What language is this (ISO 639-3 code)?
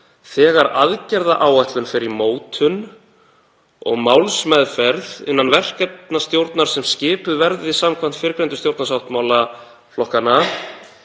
isl